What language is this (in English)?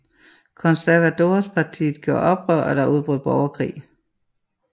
Danish